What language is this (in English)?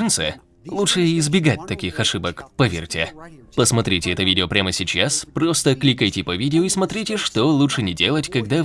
Russian